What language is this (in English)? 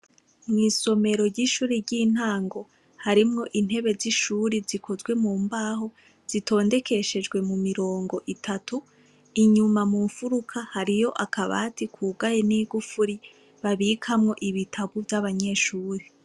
Rundi